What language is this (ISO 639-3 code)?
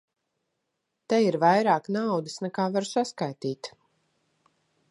lav